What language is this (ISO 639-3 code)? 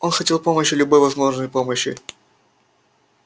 rus